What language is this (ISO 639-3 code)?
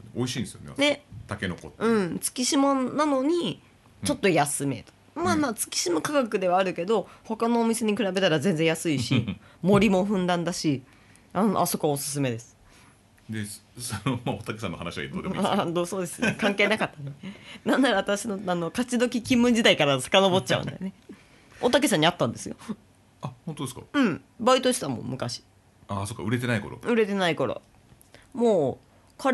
jpn